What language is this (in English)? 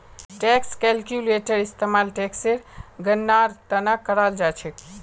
Magahi